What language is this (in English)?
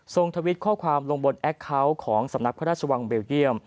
Thai